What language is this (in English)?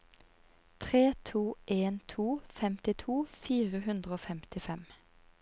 Norwegian